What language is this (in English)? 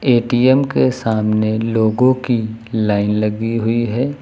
Hindi